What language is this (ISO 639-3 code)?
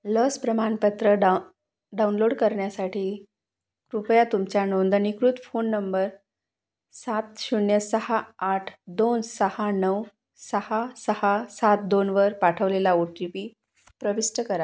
mar